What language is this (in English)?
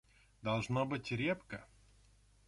Russian